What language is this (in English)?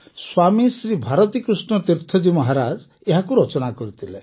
Odia